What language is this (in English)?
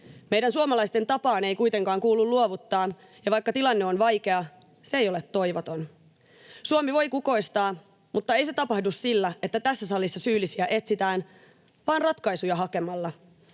Finnish